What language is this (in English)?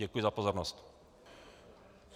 Czech